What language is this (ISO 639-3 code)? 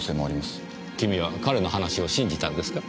jpn